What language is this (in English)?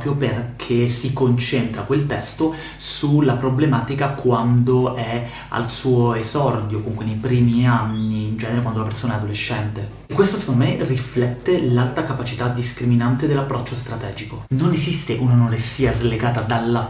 Italian